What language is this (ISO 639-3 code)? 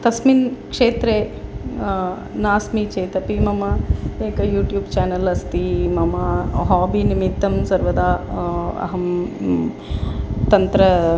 san